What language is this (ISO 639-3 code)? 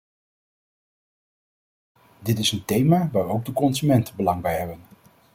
nld